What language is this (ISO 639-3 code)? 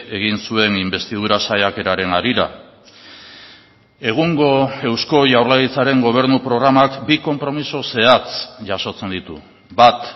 eus